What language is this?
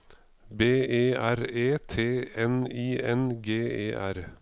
Norwegian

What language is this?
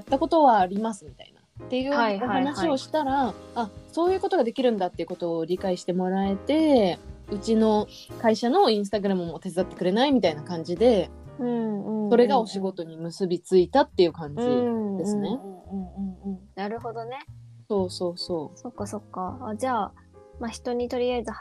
Japanese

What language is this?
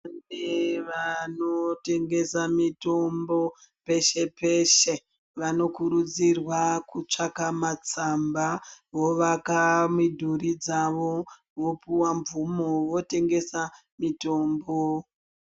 Ndau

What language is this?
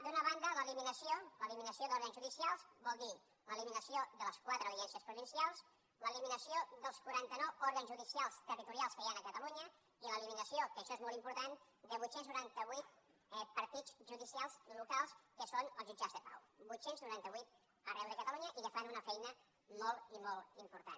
Catalan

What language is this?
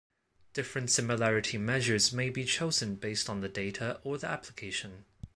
English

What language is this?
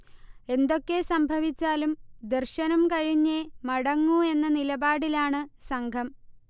Malayalam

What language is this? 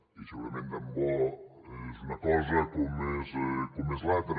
Catalan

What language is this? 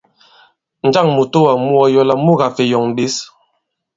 Bankon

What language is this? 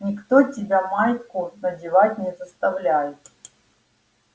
Russian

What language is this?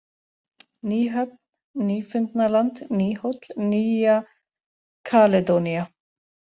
Icelandic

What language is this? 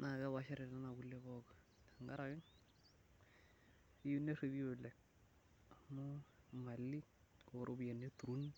Masai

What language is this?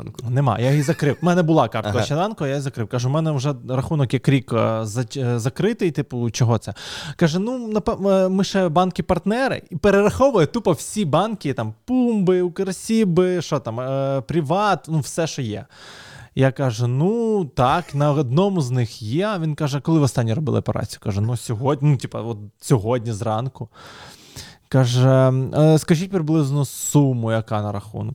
Ukrainian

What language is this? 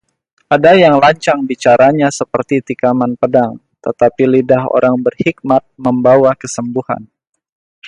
Indonesian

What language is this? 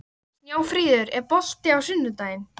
Icelandic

